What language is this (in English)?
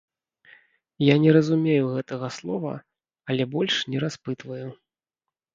Belarusian